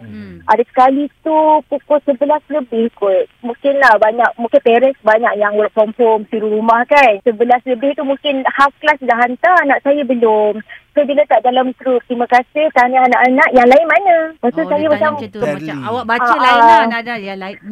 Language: Malay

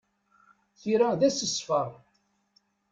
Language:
Kabyle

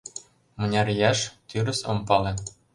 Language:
Mari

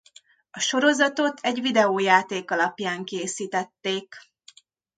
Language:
Hungarian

